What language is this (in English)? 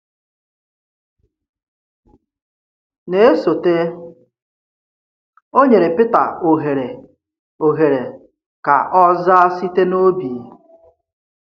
Igbo